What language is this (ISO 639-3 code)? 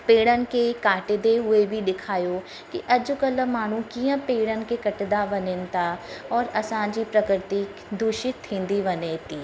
snd